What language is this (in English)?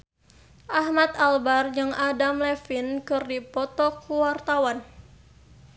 Sundanese